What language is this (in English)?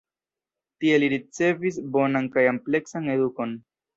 Esperanto